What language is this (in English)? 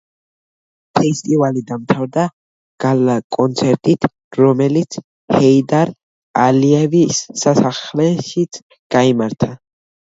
Georgian